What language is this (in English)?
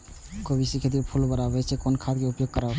Maithili